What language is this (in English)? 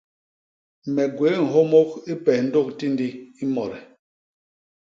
Basaa